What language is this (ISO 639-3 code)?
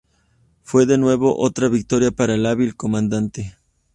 spa